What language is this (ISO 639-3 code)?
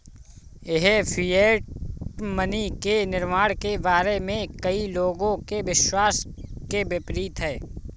hin